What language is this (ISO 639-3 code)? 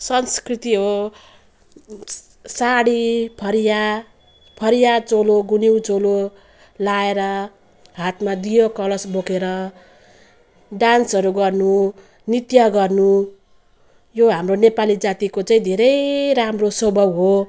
nep